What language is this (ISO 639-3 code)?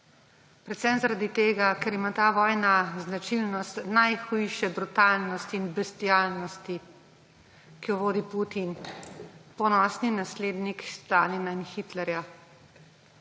slv